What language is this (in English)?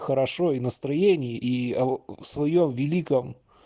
Russian